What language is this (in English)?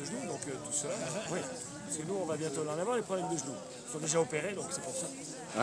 French